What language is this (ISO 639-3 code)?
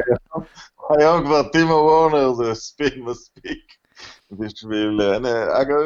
heb